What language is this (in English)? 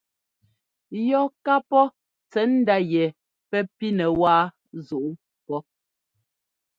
Ngomba